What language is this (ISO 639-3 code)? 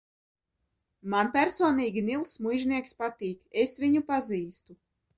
lav